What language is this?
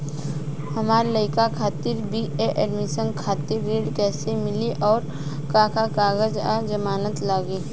Bhojpuri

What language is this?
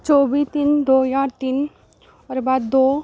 Dogri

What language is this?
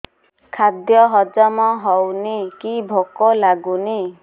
Odia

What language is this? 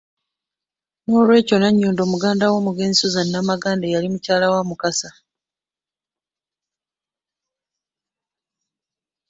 Ganda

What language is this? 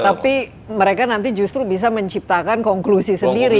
Indonesian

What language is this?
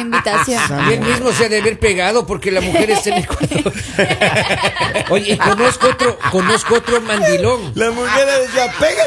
Spanish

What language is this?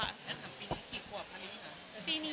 Thai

